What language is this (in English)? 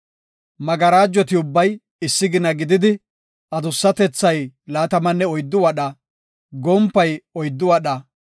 Gofa